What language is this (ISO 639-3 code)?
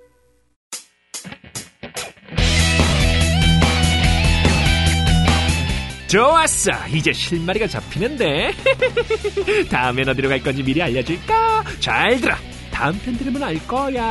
kor